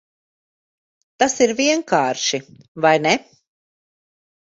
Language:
Latvian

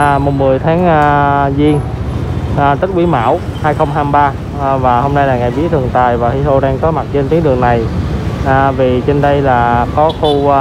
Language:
Vietnamese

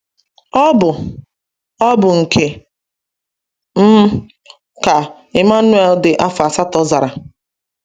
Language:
Igbo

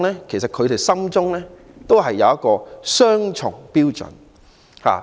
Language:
Cantonese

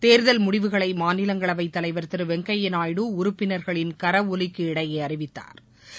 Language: Tamil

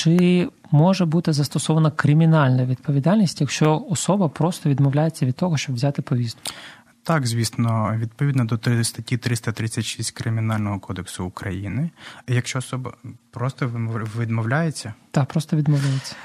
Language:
Ukrainian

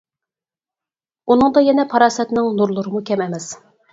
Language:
Uyghur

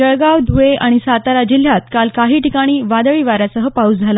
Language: Marathi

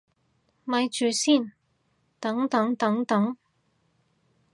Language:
Cantonese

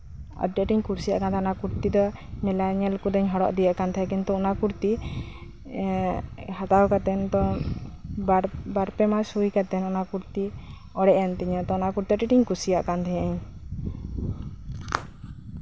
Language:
Santali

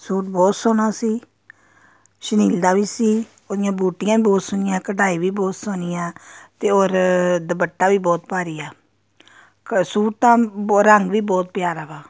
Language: Punjabi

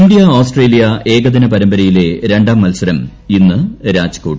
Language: Malayalam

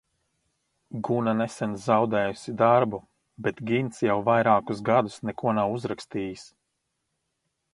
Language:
Latvian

